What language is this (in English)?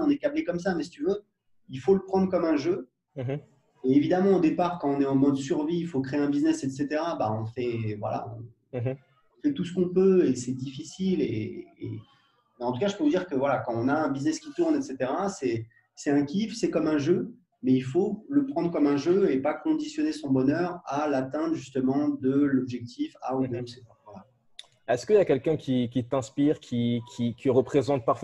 French